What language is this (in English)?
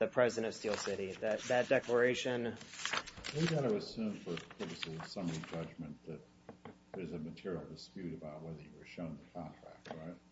English